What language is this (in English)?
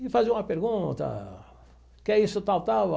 Portuguese